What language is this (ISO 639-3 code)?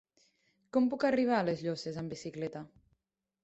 cat